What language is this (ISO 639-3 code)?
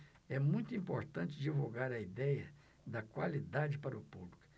por